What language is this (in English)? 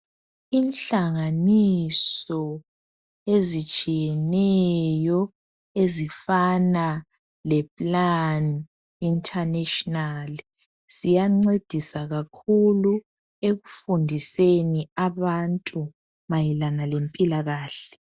North Ndebele